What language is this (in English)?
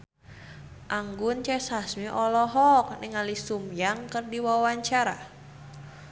Sundanese